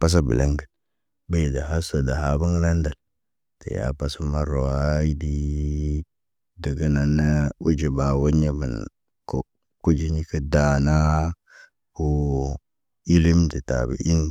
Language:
Naba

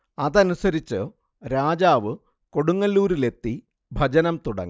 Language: Malayalam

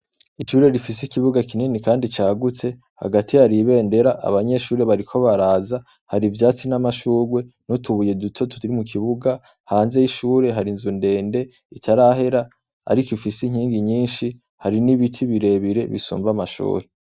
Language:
Rundi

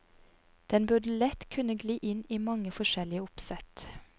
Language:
Norwegian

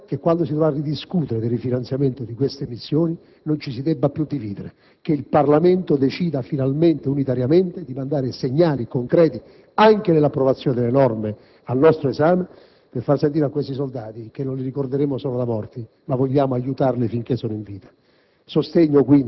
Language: Italian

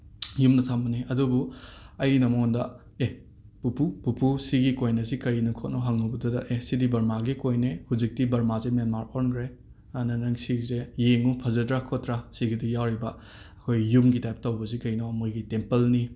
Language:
Manipuri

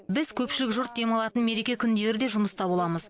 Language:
Kazakh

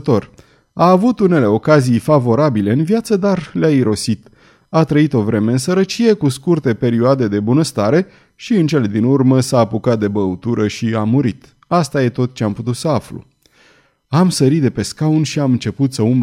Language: Romanian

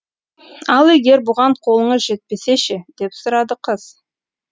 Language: Kazakh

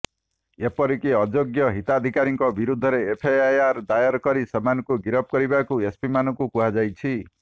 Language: Odia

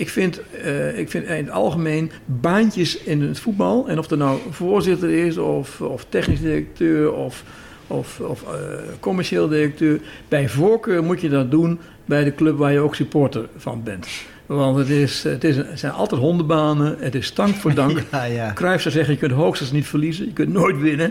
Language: Dutch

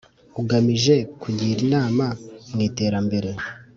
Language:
Kinyarwanda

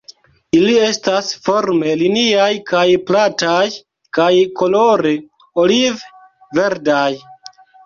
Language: Esperanto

